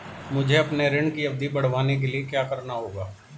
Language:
Hindi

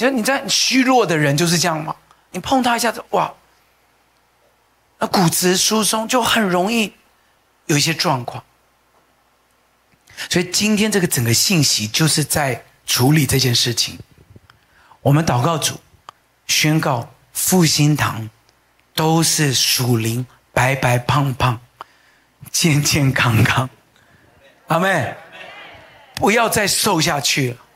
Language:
Chinese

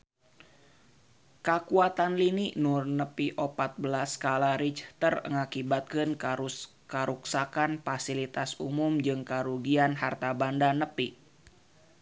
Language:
Sundanese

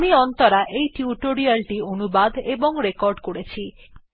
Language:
Bangla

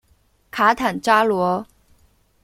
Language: Chinese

